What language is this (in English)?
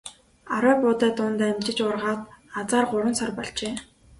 Mongolian